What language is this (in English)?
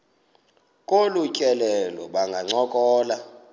Xhosa